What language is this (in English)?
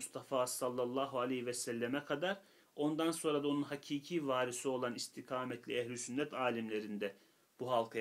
Turkish